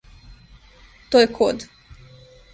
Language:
Serbian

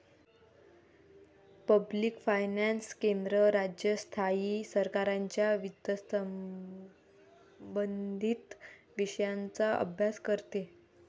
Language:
Marathi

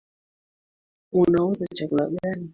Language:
Swahili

